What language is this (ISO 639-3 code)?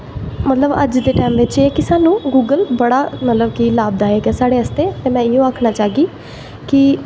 doi